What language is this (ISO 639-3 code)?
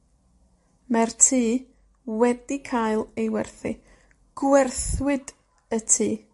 cym